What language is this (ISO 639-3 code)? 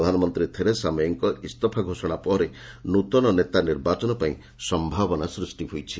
ori